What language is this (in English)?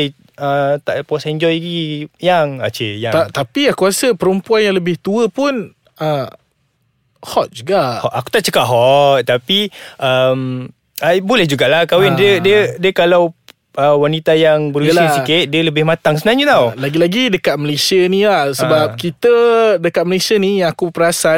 Malay